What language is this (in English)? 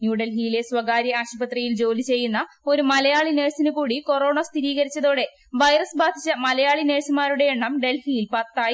Malayalam